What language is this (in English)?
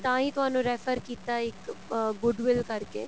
Punjabi